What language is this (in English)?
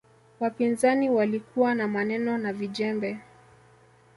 Swahili